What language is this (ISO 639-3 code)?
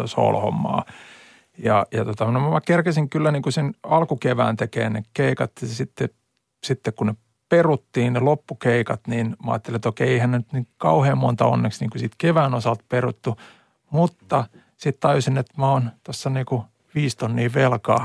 fin